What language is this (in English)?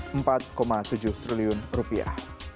Indonesian